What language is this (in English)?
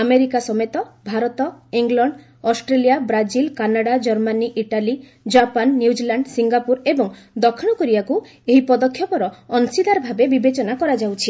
Odia